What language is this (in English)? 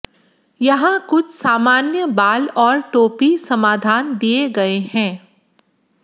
Hindi